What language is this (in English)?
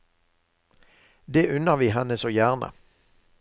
Norwegian